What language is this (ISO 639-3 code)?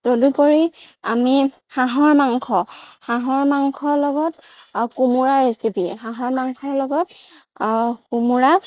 asm